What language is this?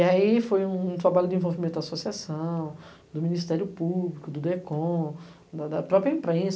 Portuguese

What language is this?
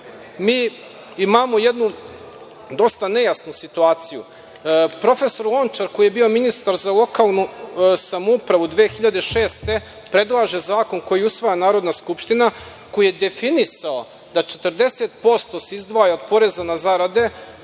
Serbian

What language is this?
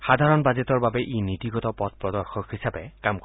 Assamese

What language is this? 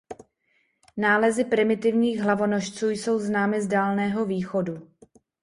Czech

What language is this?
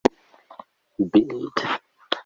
Amharic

